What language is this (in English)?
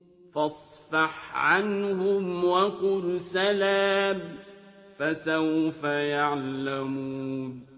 Arabic